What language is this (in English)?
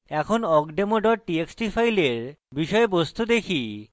Bangla